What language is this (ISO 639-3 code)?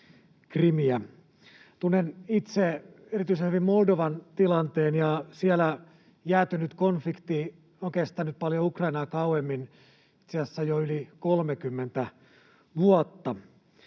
fin